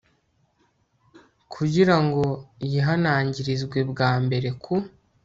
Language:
Kinyarwanda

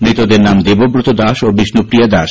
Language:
Bangla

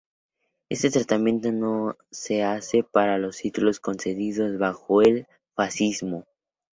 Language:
Spanish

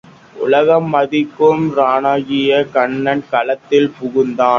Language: Tamil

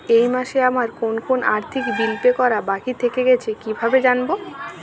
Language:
Bangla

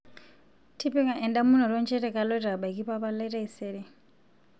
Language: Masai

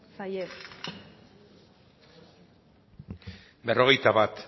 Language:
Basque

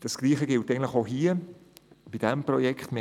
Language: Swiss German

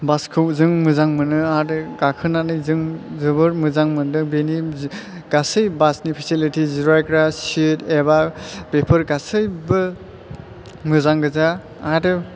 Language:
Bodo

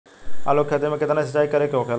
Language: Bhojpuri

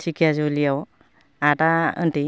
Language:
Bodo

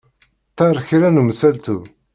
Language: Kabyle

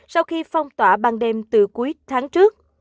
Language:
Vietnamese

